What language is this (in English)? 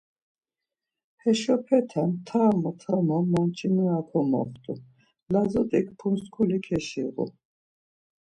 Laz